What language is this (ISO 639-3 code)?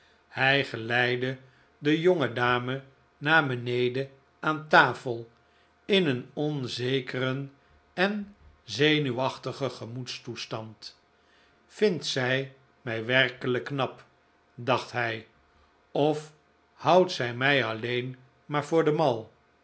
nld